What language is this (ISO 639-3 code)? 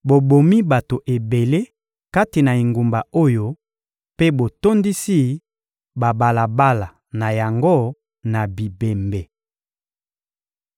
lin